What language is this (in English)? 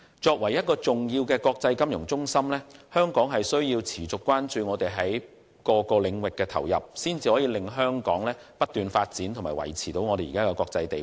Cantonese